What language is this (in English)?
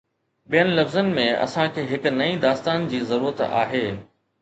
Sindhi